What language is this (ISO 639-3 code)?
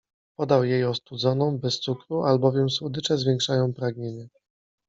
pol